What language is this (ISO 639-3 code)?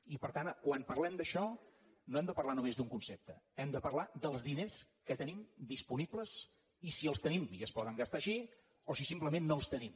cat